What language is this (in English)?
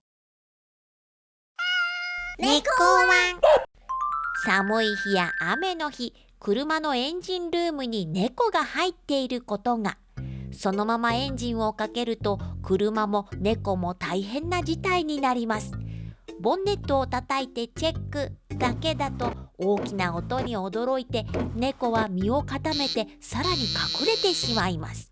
Japanese